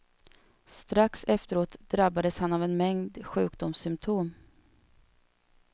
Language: Swedish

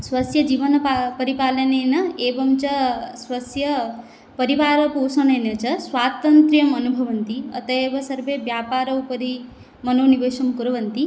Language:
Sanskrit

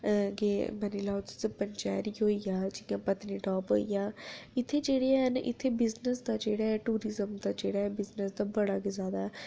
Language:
Dogri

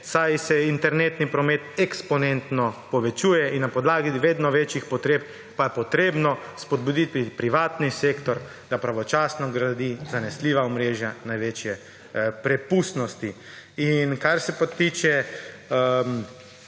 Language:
Slovenian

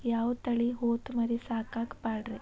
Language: Kannada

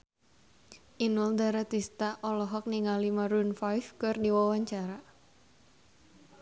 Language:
Sundanese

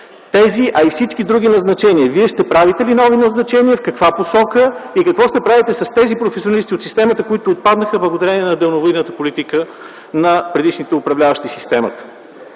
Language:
Bulgarian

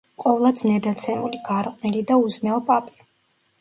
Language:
Georgian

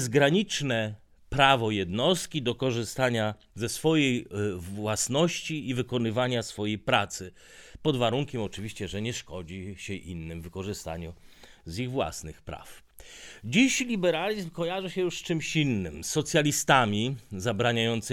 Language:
Polish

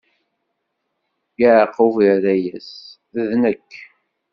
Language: Kabyle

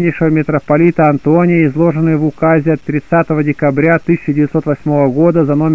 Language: Russian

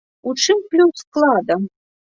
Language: Belarusian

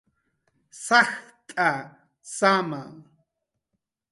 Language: Jaqaru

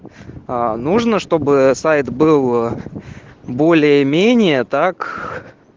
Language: Russian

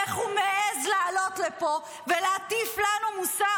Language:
Hebrew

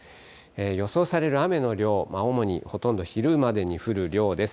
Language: Japanese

